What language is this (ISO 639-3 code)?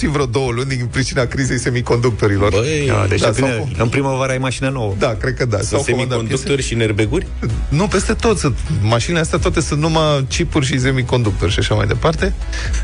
ron